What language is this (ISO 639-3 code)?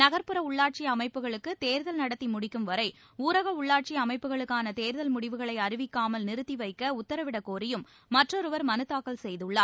tam